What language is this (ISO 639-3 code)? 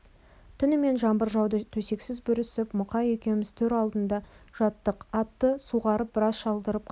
kaz